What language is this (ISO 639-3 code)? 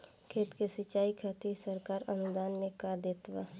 bho